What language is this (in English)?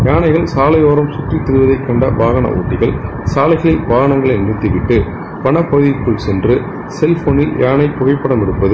Tamil